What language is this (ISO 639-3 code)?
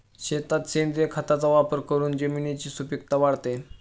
mar